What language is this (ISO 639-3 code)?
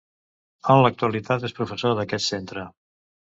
cat